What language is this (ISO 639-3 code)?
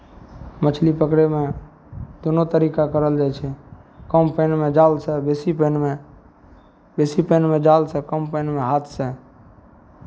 mai